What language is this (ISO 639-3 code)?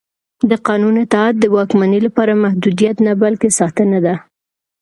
pus